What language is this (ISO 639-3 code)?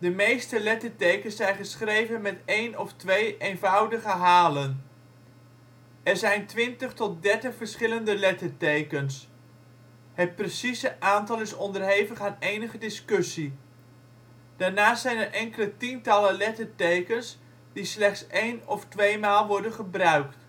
nld